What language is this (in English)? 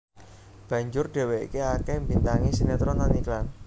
Javanese